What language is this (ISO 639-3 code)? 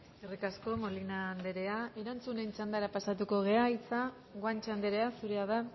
eus